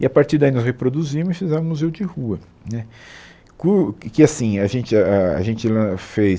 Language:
Portuguese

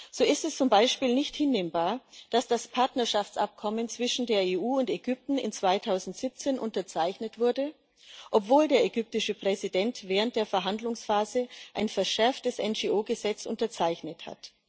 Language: German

